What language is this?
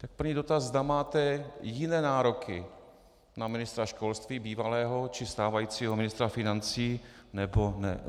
Czech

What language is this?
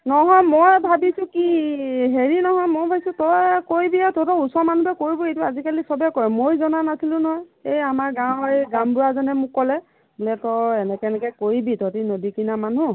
Assamese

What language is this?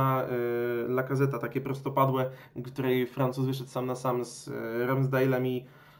Polish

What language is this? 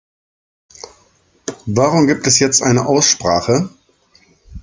German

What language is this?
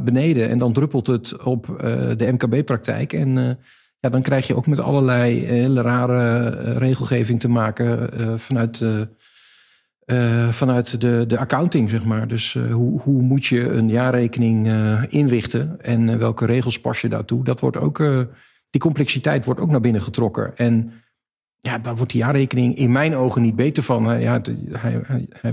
Dutch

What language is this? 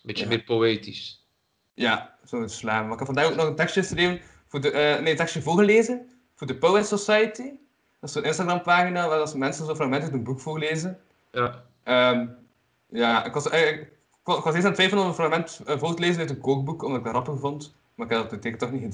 Dutch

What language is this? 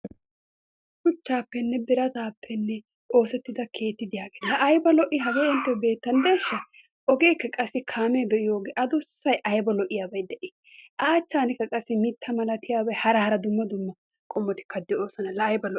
Wolaytta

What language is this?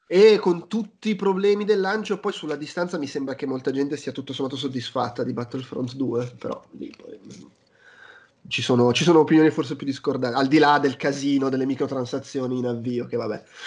Italian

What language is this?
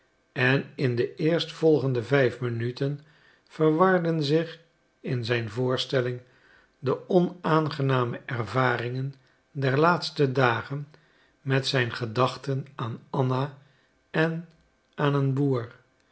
Dutch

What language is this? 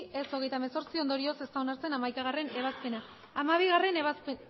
Basque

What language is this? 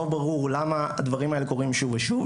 Hebrew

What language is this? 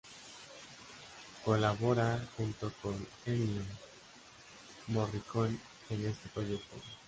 Spanish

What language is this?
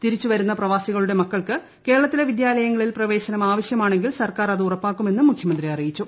Malayalam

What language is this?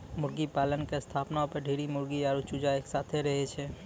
Maithili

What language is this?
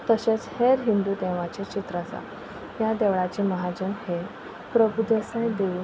Konkani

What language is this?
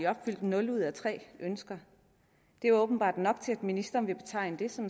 Danish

